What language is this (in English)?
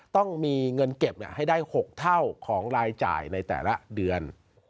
Thai